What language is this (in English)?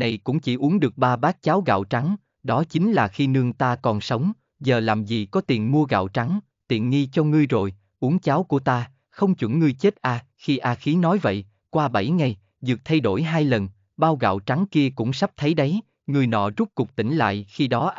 Vietnamese